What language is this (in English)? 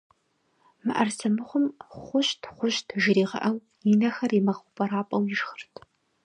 Kabardian